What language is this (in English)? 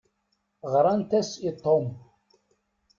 Kabyle